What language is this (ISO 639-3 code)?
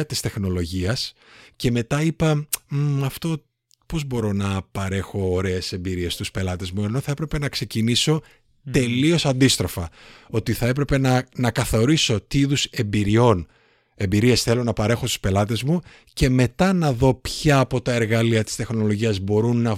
ell